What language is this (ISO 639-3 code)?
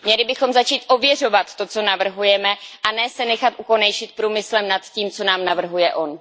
ces